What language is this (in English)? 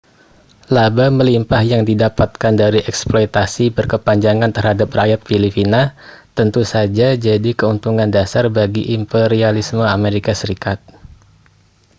Indonesian